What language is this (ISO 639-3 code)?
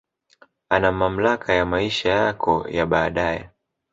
swa